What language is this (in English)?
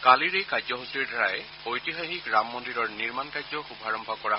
Assamese